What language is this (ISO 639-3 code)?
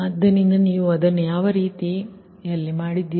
kan